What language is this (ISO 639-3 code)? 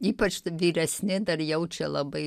lit